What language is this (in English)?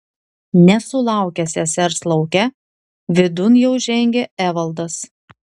Lithuanian